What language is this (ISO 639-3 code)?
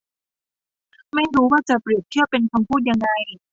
tha